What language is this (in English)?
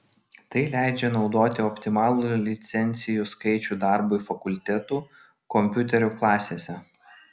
Lithuanian